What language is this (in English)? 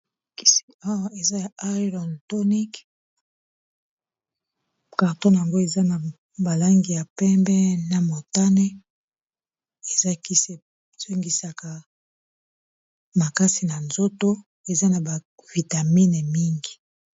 Lingala